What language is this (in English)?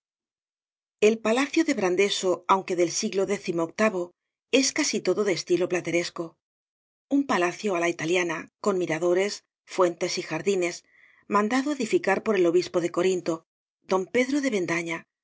Spanish